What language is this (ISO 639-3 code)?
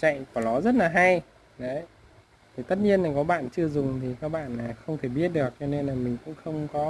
vie